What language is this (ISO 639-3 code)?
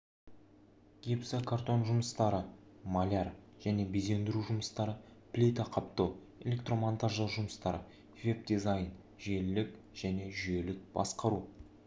kaz